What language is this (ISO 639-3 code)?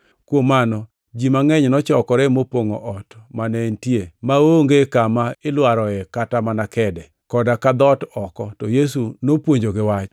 luo